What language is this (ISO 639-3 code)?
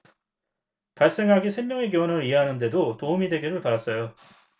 kor